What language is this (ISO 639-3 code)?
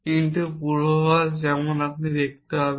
ben